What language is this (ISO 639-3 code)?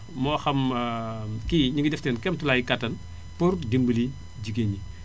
wol